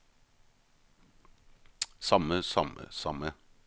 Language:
Norwegian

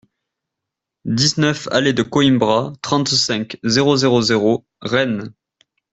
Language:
French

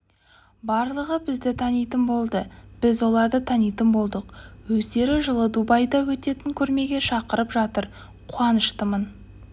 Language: Kazakh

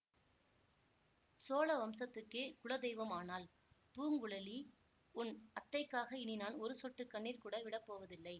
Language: Tamil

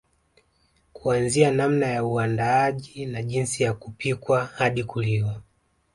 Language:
Swahili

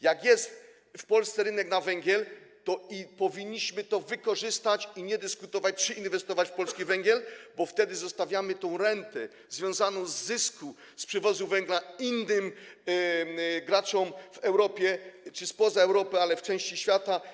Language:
Polish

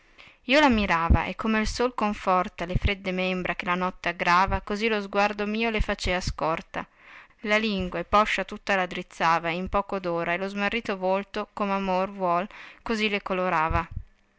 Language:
Italian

